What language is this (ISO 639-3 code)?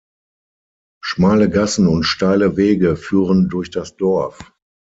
deu